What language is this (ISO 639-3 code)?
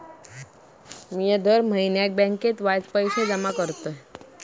mar